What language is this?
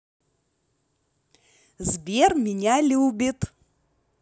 Russian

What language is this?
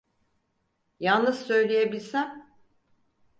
Turkish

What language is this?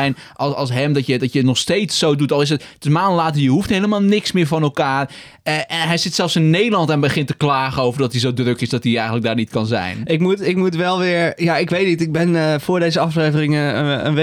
Dutch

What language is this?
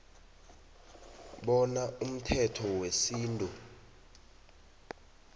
South Ndebele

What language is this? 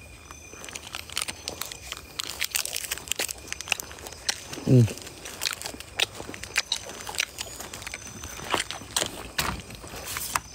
Malay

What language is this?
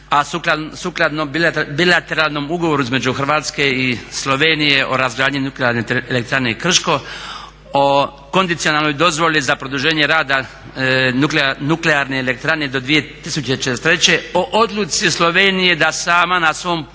Croatian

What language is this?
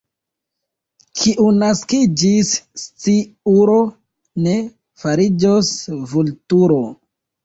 Esperanto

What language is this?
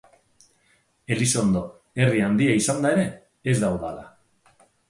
Basque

